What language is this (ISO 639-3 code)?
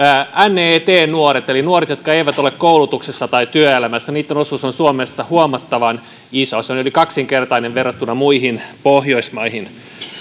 fin